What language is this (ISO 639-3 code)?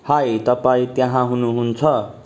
nep